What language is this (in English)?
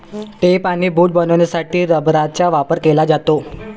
Marathi